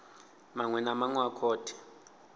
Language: Venda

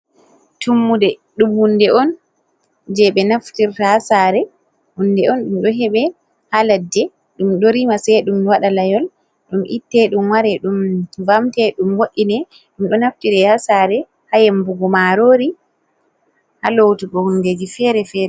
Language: Fula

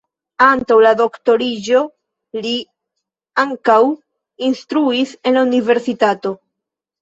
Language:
Esperanto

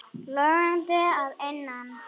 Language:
Icelandic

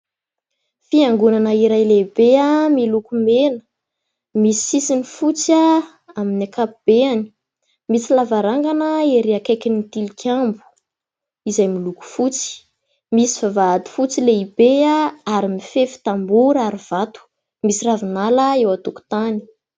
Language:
Malagasy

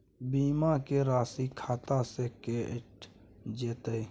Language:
Maithili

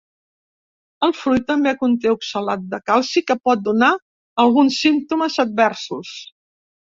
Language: Catalan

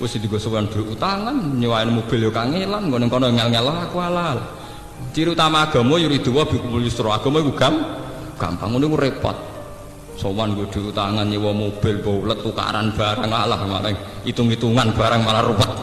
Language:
Indonesian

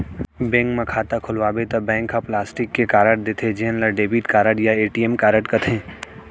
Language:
Chhattisgarhi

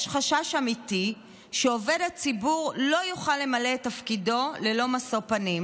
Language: Hebrew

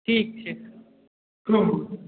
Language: Maithili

